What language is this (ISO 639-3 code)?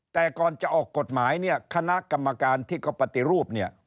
tha